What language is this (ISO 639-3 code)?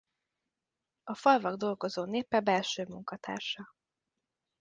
hun